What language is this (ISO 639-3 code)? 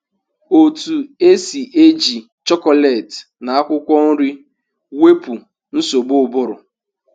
ibo